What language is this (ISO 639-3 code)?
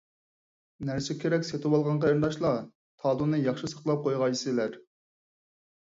uig